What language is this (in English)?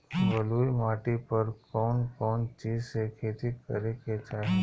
Bhojpuri